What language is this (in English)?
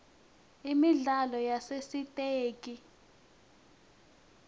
Swati